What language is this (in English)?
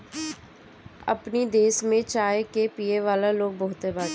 Bhojpuri